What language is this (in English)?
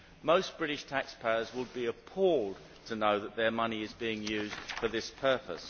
English